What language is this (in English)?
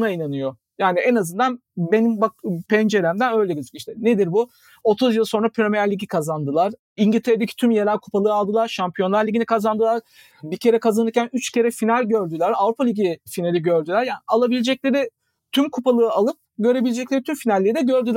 Turkish